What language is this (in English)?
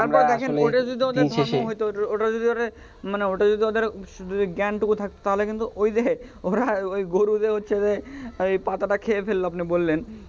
Bangla